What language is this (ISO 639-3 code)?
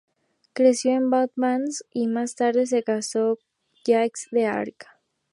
spa